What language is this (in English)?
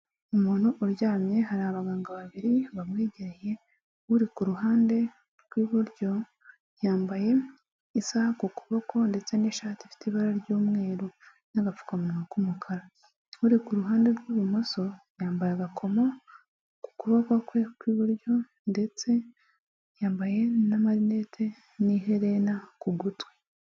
Kinyarwanda